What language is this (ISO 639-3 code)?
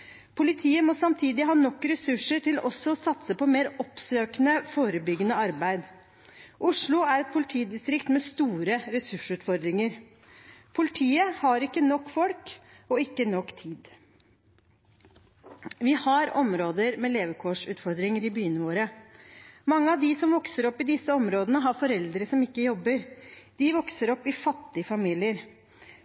nob